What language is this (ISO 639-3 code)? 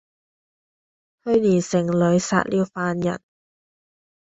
yue